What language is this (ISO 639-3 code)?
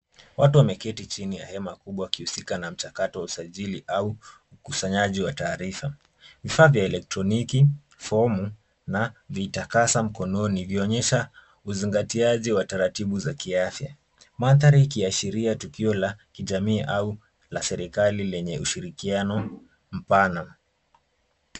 swa